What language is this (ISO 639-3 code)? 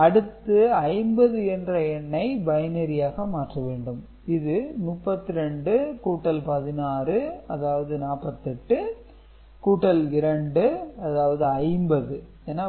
tam